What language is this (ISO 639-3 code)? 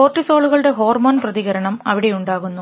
mal